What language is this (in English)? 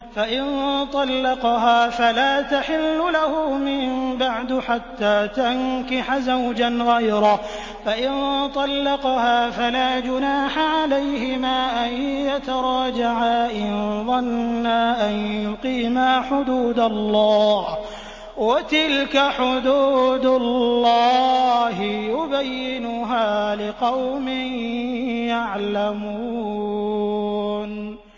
Arabic